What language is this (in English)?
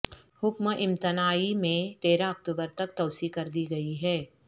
Urdu